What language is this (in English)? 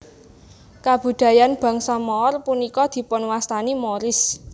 Javanese